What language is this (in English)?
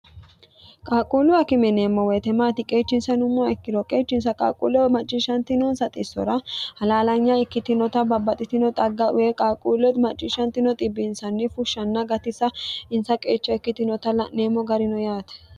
Sidamo